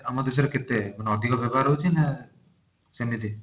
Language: Odia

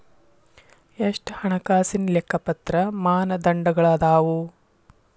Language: Kannada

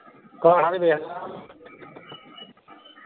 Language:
Punjabi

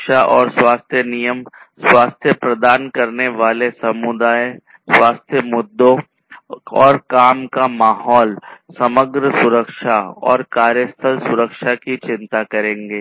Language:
Hindi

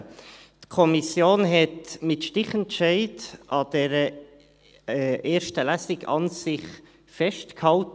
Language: Swiss German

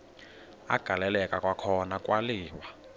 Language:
Xhosa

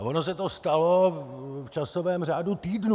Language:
Czech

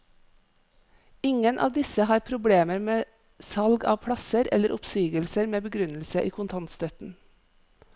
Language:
Norwegian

